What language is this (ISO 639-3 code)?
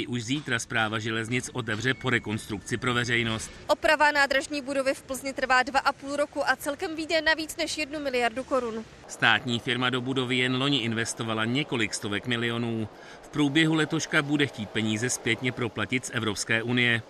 ces